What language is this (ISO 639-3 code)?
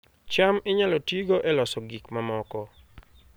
luo